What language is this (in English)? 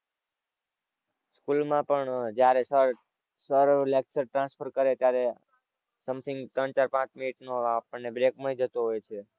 Gujarati